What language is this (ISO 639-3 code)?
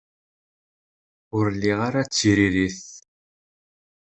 kab